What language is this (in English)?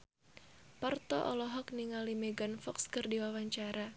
Sundanese